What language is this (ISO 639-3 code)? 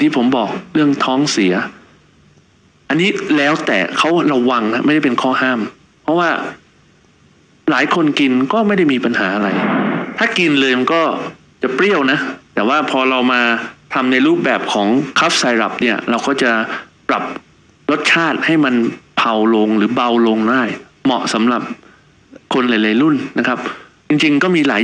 tha